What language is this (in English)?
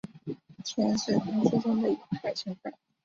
Chinese